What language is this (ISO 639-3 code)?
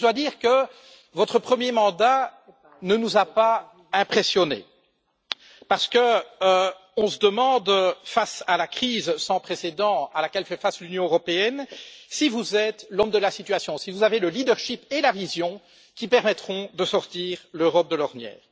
fra